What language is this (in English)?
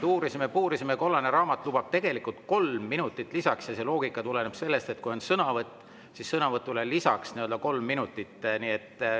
Estonian